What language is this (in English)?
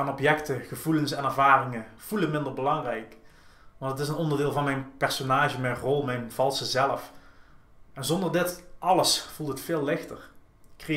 Dutch